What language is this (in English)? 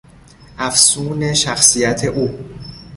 Persian